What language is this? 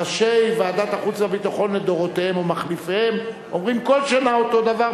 Hebrew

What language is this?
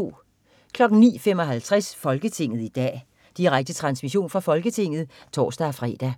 Danish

